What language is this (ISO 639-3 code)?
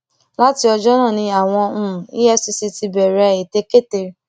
yor